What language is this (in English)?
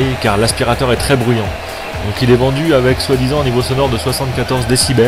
French